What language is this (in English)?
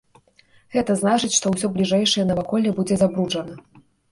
Belarusian